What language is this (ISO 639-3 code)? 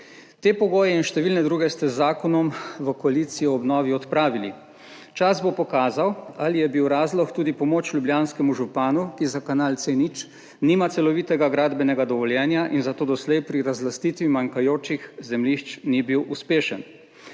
slv